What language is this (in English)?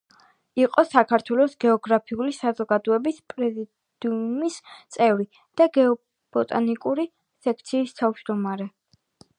Georgian